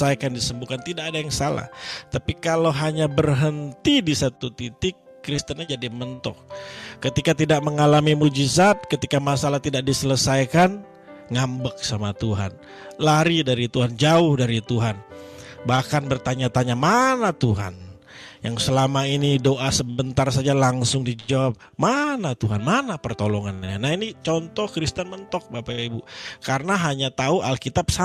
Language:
Indonesian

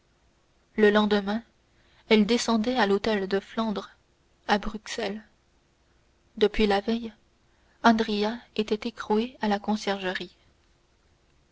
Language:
French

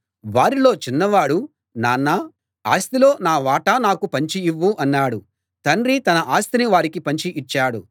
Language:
Telugu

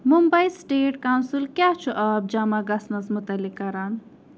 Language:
Kashmiri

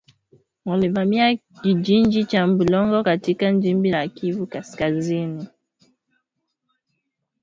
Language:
Swahili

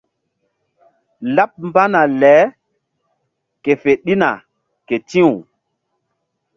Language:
Mbum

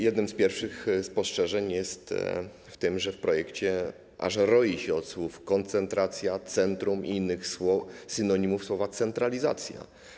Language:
Polish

